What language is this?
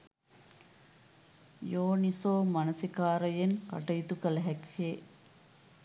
Sinhala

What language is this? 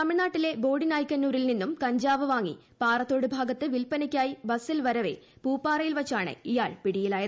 Malayalam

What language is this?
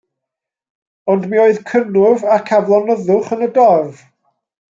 Welsh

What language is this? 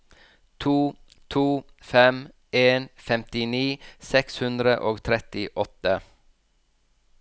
Norwegian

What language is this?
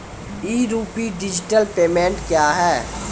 Maithili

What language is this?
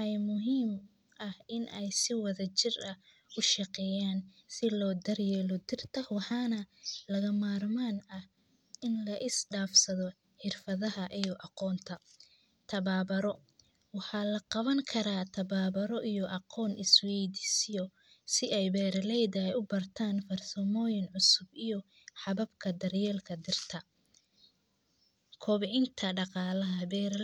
Somali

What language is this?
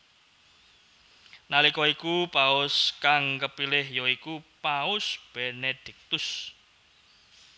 Javanese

